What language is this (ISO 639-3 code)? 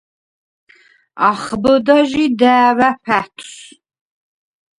sva